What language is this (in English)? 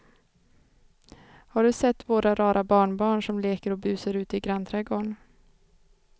Swedish